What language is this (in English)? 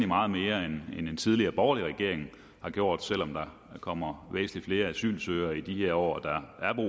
Danish